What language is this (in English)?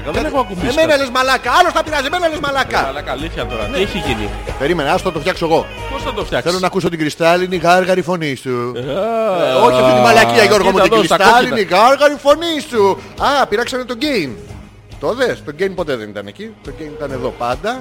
Greek